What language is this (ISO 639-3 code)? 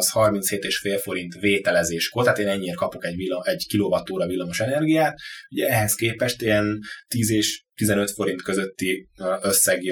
hun